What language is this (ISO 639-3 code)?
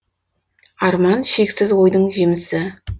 kaz